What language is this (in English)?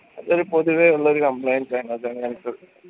Malayalam